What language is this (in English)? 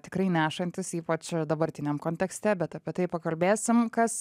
Lithuanian